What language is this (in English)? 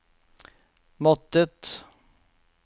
Norwegian